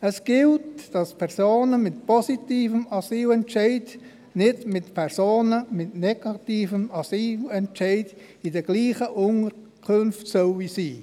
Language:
Swiss German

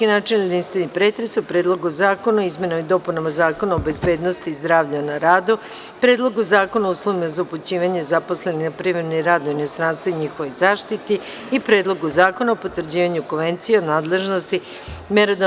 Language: Serbian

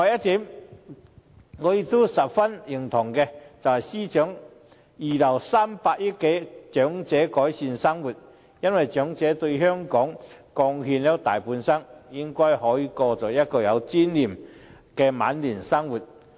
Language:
Cantonese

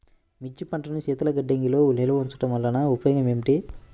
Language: Telugu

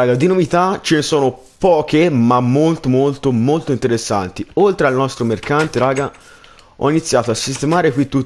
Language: Italian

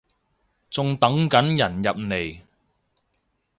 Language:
Cantonese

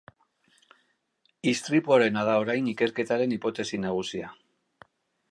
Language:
Basque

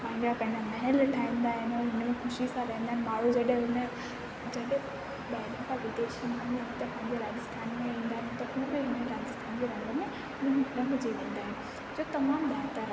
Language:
Sindhi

